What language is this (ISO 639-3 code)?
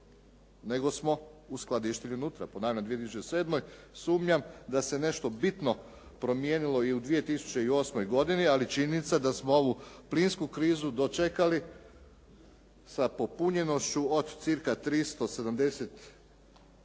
hrv